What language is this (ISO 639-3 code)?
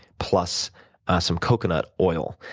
eng